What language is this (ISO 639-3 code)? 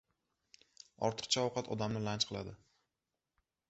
uzb